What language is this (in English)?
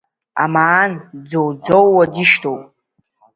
Abkhazian